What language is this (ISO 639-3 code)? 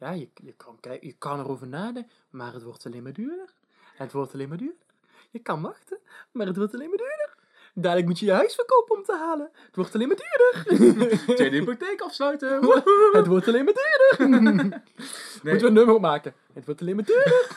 nld